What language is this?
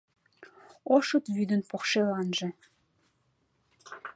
Mari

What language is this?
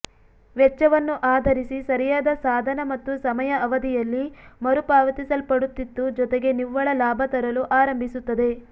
Kannada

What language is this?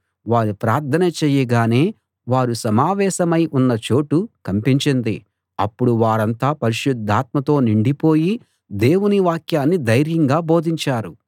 Telugu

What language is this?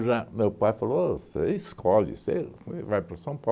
Portuguese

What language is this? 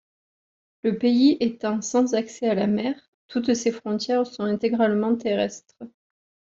French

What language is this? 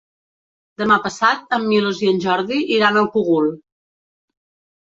Catalan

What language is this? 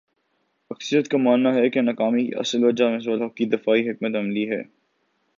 Urdu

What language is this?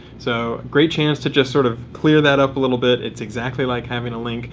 English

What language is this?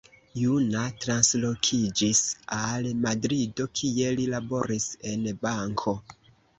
Esperanto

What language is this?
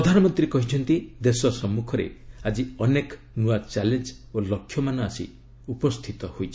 Odia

